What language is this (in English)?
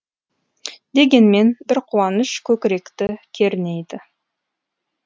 Kazakh